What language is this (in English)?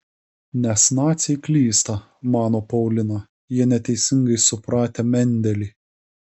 Lithuanian